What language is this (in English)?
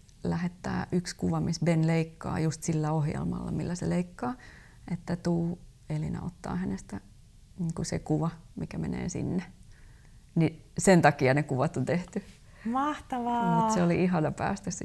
Finnish